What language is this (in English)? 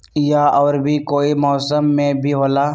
Magahi